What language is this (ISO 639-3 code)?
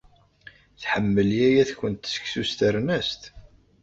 kab